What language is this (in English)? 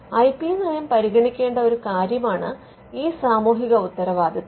Malayalam